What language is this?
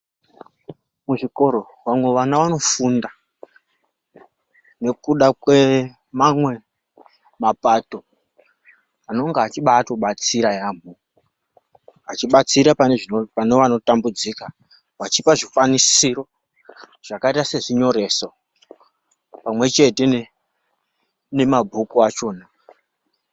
Ndau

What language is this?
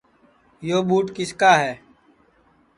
Sansi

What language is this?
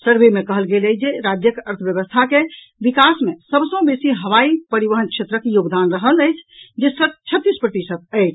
Maithili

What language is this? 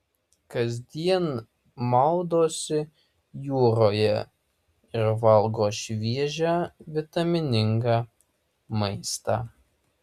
Lithuanian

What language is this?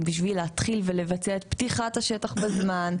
Hebrew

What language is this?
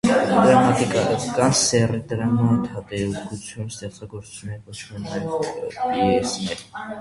Armenian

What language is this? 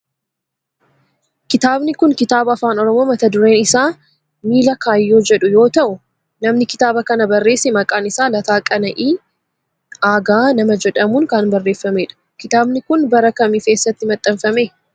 Oromo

